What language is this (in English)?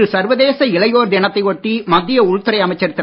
Tamil